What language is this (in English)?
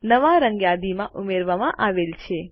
Gujarati